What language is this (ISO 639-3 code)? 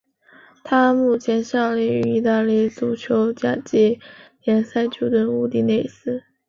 zho